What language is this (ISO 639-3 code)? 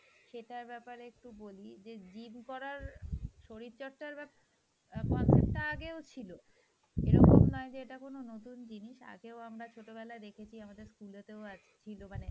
ben